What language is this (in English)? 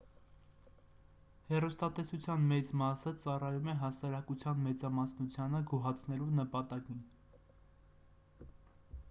Armenian